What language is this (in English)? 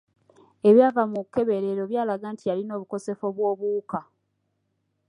Ganda